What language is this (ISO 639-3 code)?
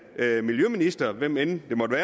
dan